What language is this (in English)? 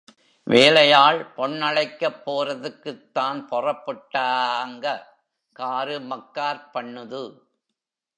Tamil